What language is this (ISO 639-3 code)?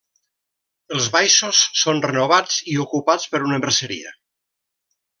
cat